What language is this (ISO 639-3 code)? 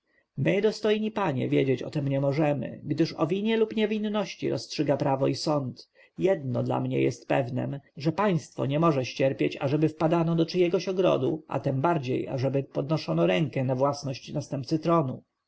pol